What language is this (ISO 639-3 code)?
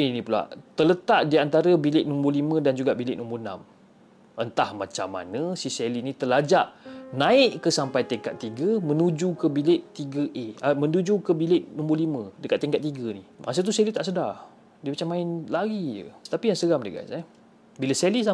msa